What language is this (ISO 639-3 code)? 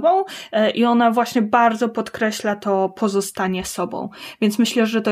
pol